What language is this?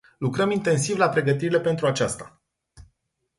Romanian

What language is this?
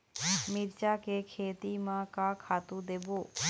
Chhattisgarhi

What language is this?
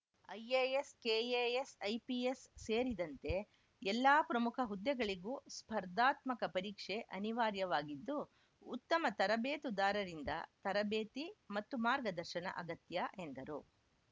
Kannada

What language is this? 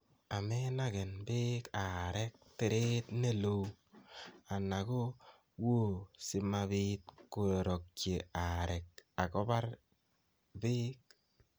Kalenjin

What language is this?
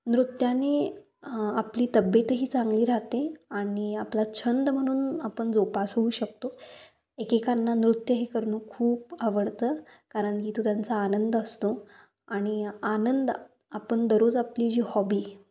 Marathi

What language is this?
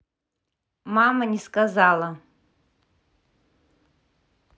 Russian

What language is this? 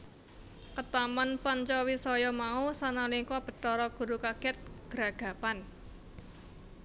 Javanese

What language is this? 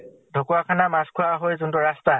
Assamese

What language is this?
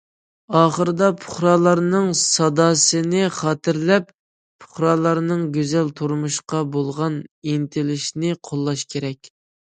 Uyghur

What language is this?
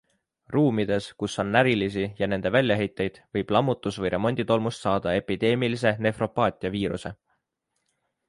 Estonian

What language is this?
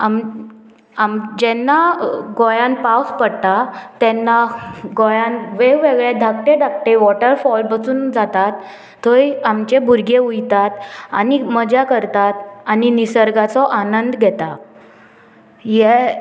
Konkani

